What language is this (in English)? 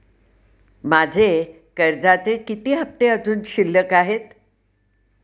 Marathi